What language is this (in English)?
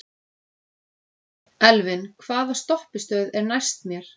Icelandic